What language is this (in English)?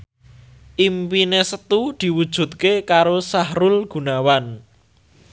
Javanese